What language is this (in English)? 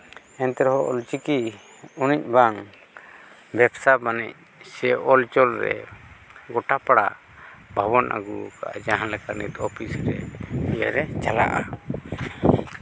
Santali